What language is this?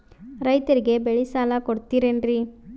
Kannada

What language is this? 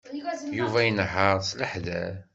Kabyle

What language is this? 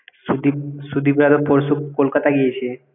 Bangla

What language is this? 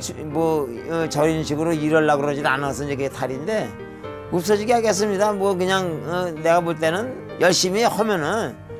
Korean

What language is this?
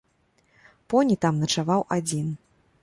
Belarusian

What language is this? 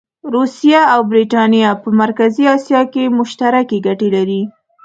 Pashto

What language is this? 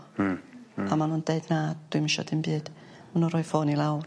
Welsh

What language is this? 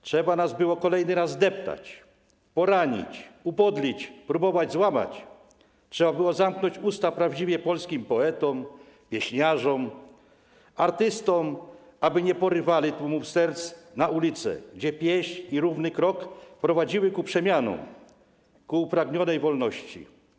Polish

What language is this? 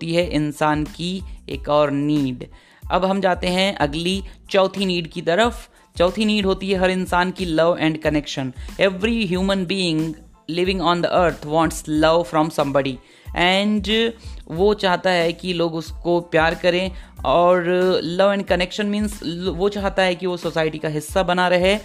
Hindi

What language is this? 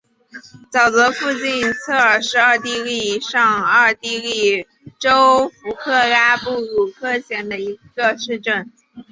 Chinese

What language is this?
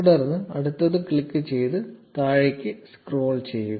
Malayalam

